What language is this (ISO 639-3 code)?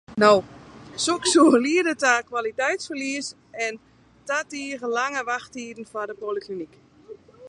fry